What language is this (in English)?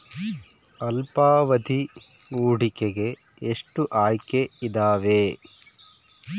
Kannada